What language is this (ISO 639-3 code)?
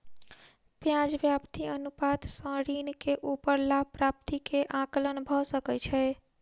mai